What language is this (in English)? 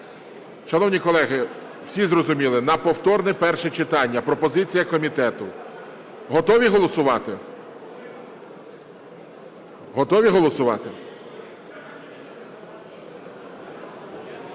Ukrainian